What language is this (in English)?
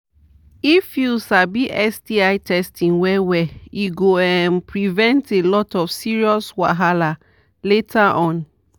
Nigerian Pidgin